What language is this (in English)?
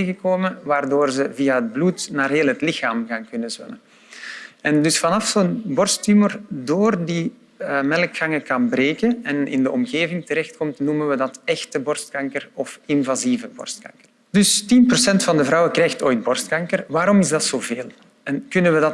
Dutch